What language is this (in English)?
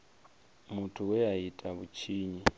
Venda